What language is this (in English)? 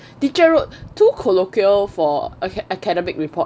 English